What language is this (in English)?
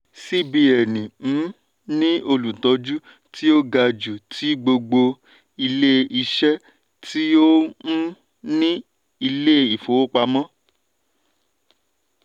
Yoruba